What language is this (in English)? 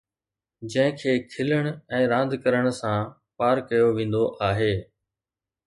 Sindhi